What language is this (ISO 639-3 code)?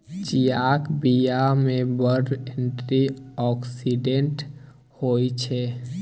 mai